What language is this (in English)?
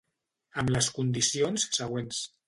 Catalan